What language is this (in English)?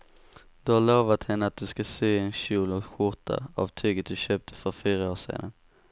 Swedish